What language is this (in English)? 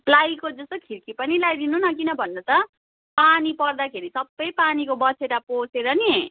Nepali